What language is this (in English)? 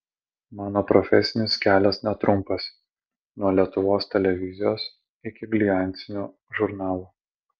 Lithuanian